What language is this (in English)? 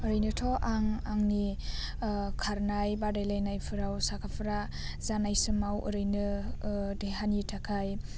Bodo